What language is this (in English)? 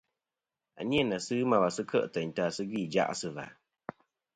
Kom